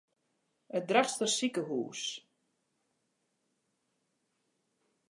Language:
Western Frisian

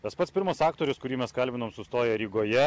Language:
Lithuanian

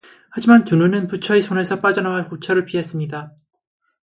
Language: Korean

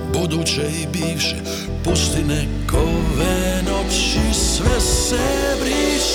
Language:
Croatian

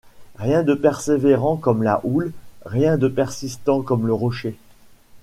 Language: French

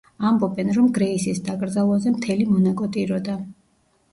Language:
Georgian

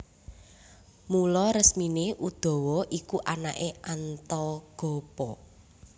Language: Javanese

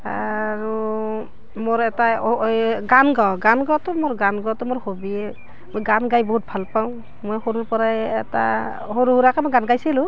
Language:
Assamese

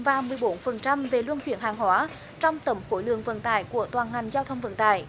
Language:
Vietnamese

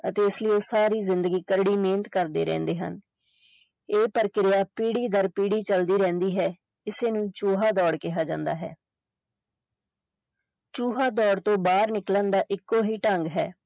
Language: Punjabi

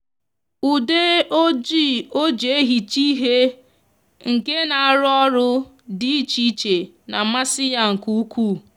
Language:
Igbo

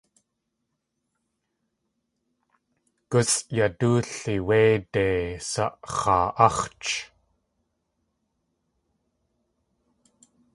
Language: Tlingit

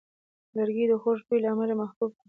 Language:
Pashto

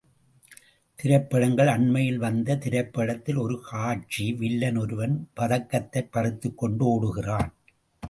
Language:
Tamil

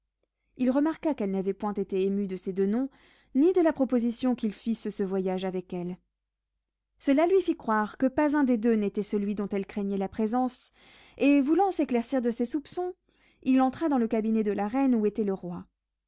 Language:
French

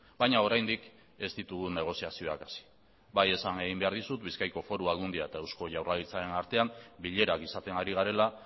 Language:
Basque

